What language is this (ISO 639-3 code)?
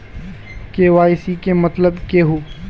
mag